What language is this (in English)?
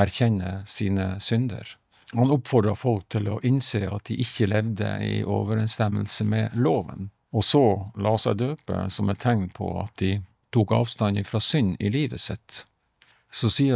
Norwegian